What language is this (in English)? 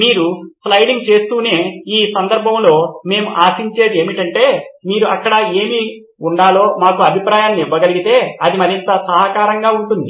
Telugu